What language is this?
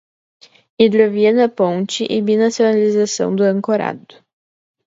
Portuguese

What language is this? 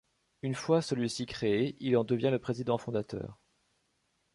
French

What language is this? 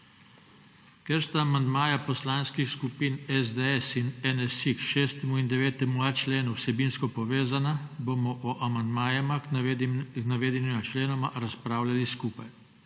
Slovenian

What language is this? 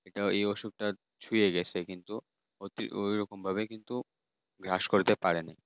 Bangla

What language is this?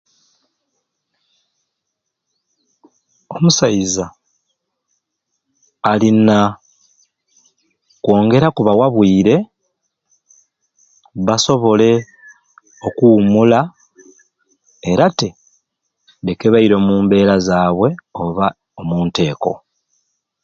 Ruuli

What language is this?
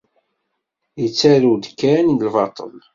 Kabyle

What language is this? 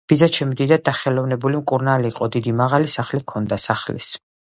Georgian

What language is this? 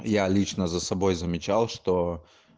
Russian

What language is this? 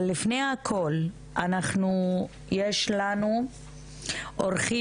Hebrew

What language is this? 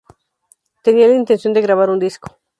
Spanish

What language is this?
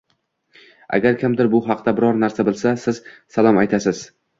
Uzbek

